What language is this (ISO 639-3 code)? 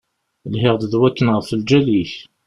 kab